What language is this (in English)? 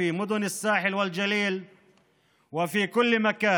Hebrew